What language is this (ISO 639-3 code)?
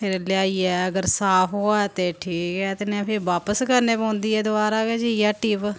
doi